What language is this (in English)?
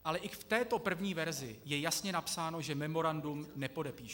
Czech